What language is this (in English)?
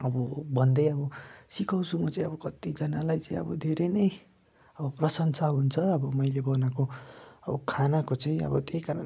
Nepali